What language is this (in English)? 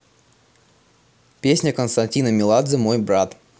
Russian